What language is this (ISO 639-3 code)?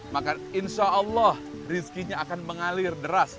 ind